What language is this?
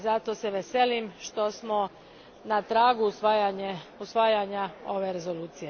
Croatian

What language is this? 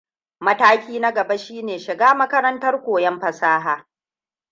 Hausa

